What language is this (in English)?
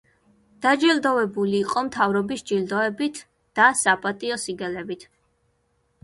Georgian